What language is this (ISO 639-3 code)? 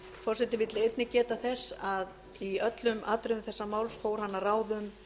isl